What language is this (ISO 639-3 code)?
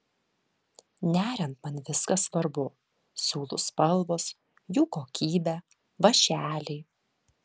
lit